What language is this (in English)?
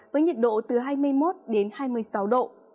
Vietnamese